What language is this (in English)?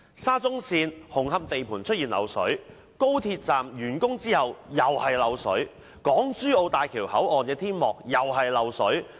Cantonese